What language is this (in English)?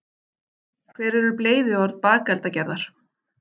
Icelandic